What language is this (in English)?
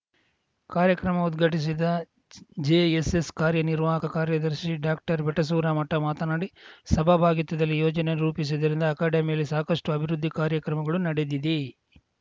Kannada